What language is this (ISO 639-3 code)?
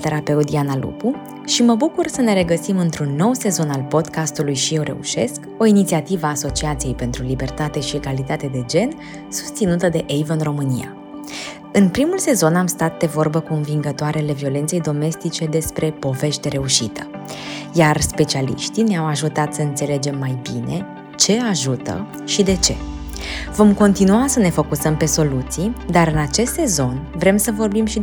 ron